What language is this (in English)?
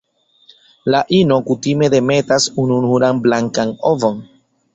Esperanto